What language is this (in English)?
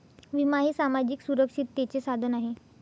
Marathi